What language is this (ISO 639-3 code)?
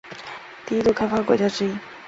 zho